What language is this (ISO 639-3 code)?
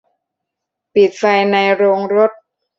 tha